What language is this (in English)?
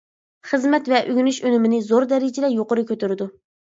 Uyghur